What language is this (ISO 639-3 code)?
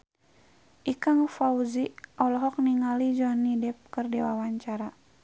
sun